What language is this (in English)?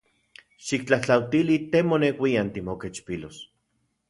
Central Puebla Nahuatl